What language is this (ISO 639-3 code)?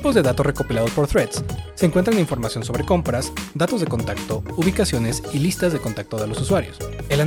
spa